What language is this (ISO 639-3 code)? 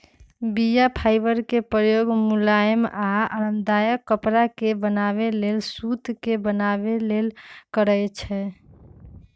mag